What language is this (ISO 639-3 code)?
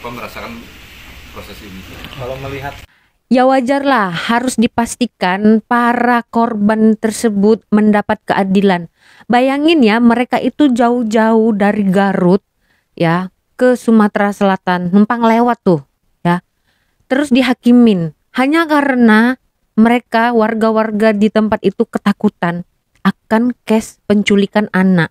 ind